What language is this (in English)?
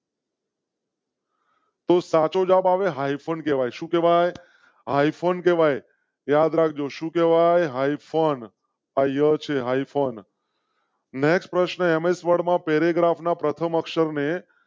Gujarati